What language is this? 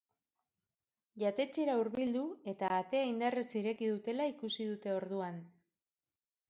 Basque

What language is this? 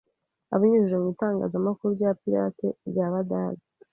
Kinyarwanda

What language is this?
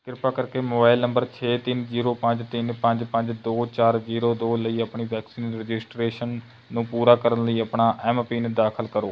Punjabi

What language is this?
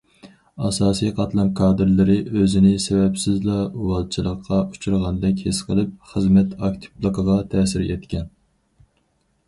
Uyghur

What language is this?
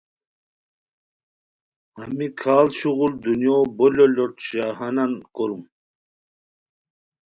Khowar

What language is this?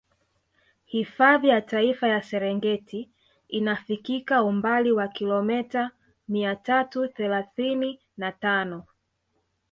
Swahili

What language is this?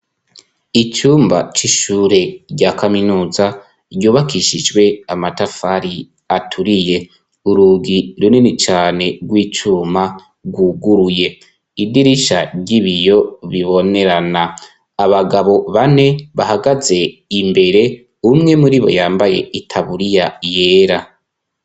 Rundi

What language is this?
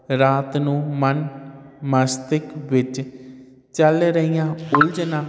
Punjabi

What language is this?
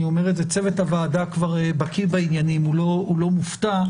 Hebrew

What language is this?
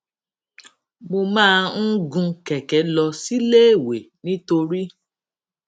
Yoruba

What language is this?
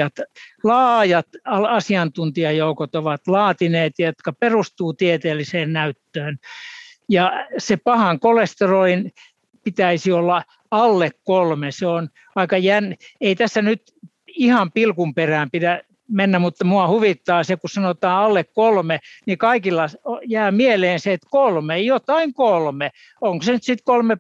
Finnish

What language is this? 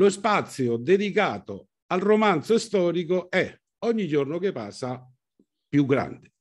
Italian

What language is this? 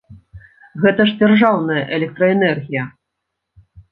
Belarusian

